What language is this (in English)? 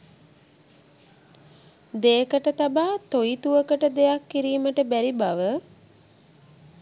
Sinhala